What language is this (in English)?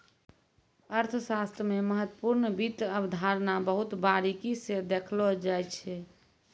Maithili